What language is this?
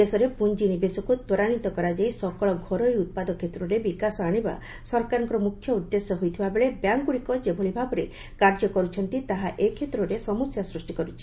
Odia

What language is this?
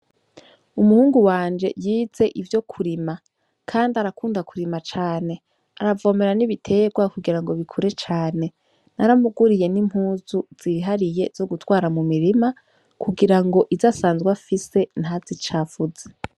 Rundi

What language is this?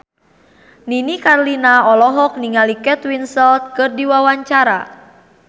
Sundanese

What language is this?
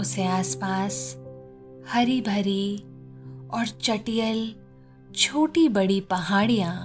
Hindi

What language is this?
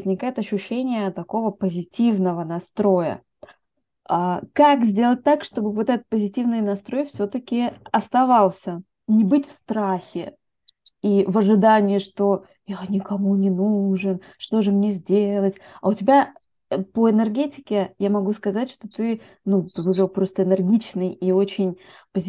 Russian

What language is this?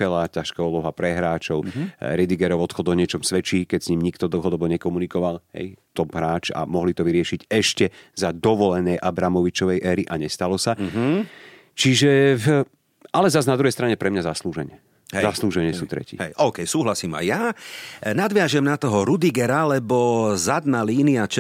Slovak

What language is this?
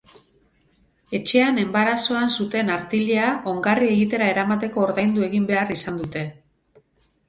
Basque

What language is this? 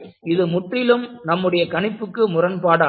Tamil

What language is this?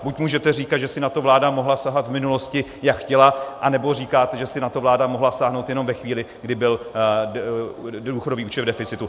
Czech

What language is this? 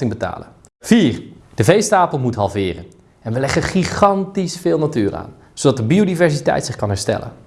Dutch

